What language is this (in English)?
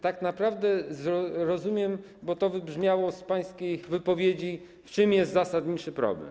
Polish